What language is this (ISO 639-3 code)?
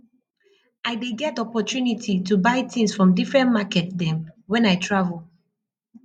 pcm